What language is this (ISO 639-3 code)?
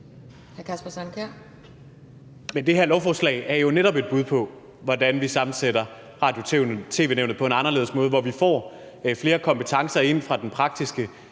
dan